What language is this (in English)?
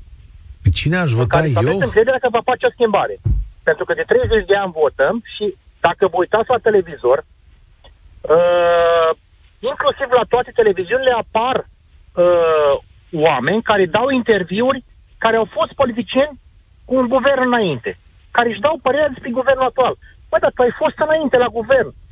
Romanian